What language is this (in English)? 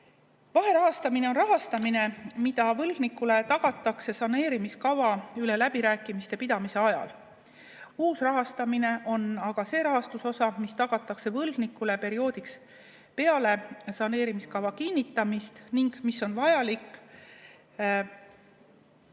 Estonian